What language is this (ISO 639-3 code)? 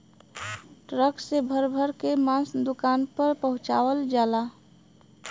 bho